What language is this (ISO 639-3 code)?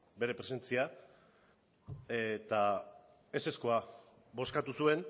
eus